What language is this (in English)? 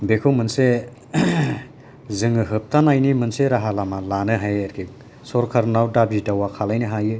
Bodo